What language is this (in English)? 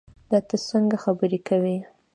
Pashto